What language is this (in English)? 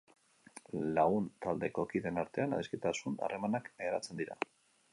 Basque